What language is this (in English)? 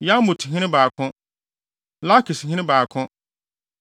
Akan